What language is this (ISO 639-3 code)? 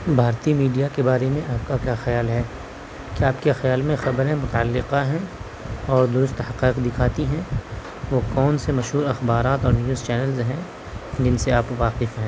urd